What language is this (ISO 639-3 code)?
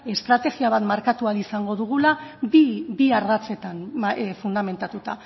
eus